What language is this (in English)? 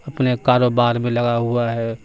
Urdu